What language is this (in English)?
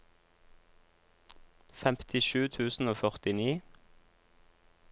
Norwegian